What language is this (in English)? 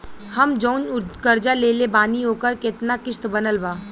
Bhojpuri